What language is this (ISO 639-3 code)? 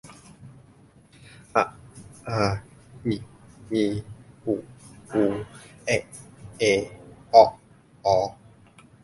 tha